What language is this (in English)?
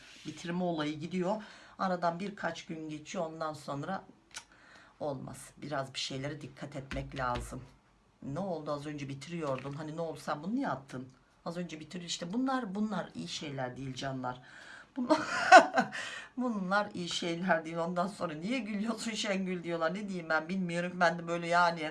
Turkish